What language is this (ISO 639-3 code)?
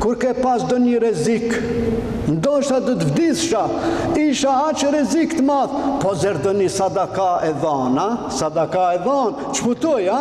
ron